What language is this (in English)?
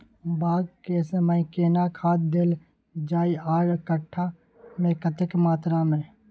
Maithili